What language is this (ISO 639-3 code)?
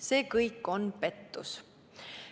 est